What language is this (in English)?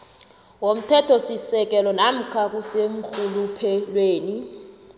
South Ndebele